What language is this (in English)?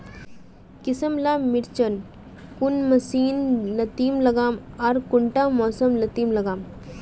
Magahi